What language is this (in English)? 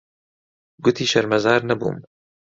Central Kurdish